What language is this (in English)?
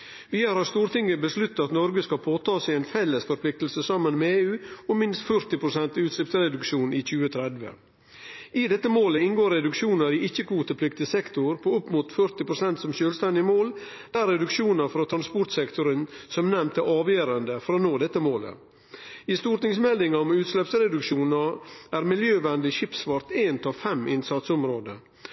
Norwegian Nynorsk